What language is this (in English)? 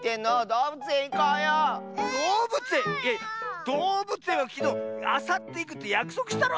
Japanese